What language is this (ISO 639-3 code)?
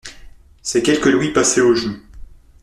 fra